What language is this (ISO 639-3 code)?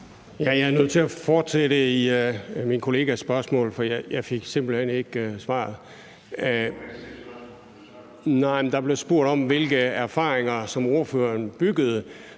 dan